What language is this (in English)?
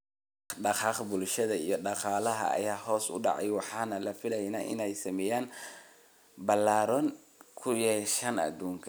Somali